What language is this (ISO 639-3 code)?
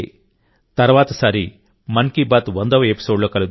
tel